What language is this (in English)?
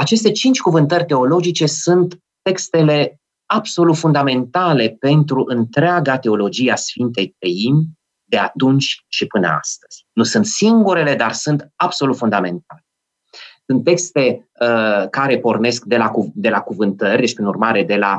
Romanian